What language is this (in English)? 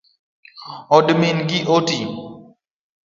Luo (Kenya and Tanzania)